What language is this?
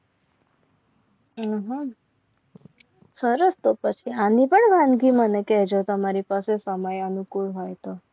Gujarati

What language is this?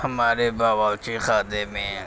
Urdu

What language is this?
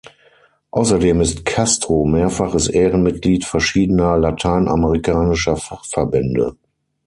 German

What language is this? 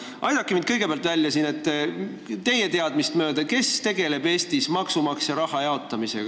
Estonian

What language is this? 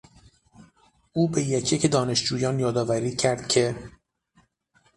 Persian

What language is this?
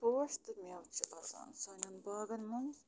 Kashmiri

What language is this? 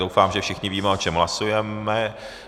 Czech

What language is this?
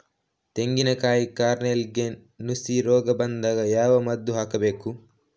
Kannada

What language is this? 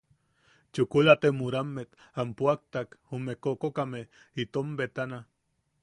Yaqui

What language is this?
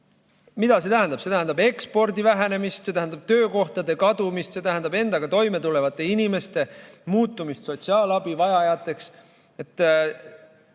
Estonian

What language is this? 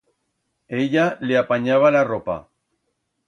Aragonese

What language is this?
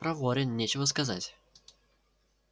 Russian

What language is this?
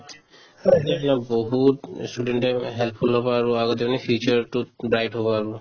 Assamese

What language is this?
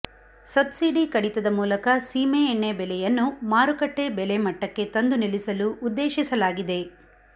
Kannada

